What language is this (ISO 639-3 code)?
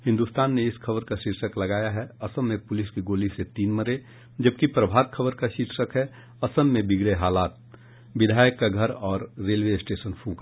hin